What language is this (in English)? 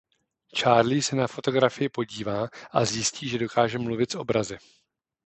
Czech